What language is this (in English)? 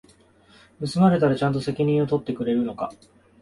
Japanese